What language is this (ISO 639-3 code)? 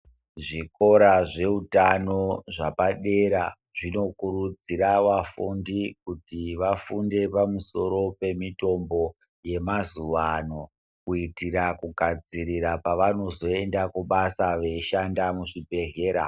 ndc